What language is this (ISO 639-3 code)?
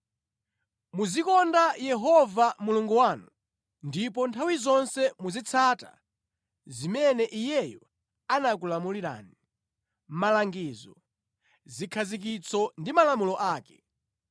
nya